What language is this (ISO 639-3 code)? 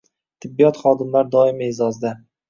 uzb